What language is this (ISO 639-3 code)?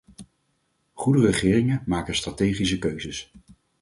nld